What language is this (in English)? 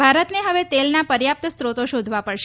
Gujarati